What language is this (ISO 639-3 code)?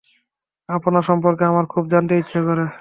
ben